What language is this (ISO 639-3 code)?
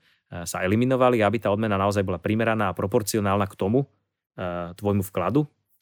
slk